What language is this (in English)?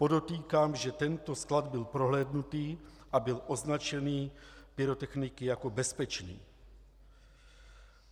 Czech